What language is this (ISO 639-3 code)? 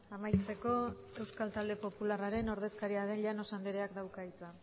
eus